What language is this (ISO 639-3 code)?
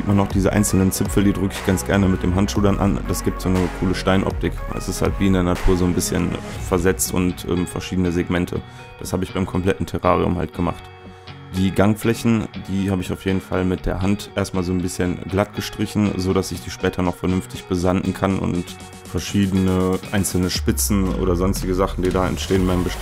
deu